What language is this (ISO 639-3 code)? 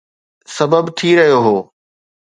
snd